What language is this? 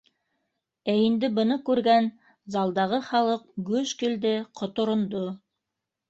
Bashkir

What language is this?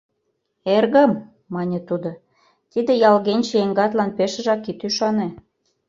Mari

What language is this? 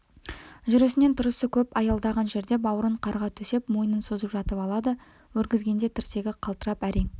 Kazakh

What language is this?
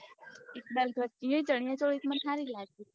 Gujarati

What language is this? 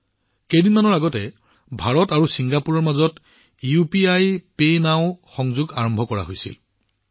Assamese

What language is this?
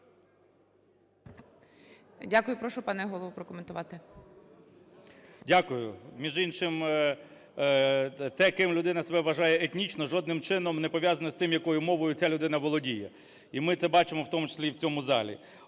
Ukrainian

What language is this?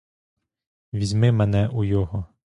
Ukrainian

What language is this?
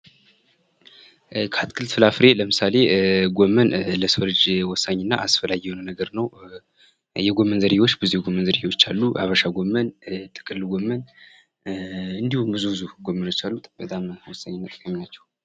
Amharic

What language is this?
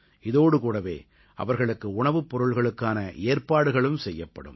Tamil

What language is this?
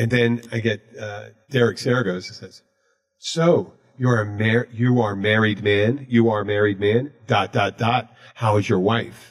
English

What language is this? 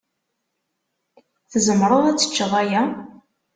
Kabyle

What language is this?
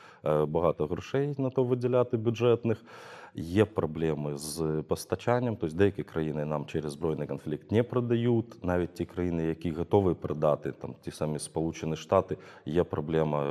Ukrainian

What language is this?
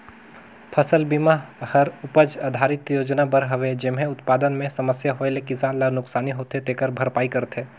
Chhattisgarhi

